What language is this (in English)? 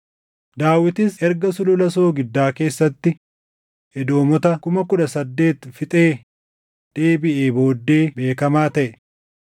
Oromo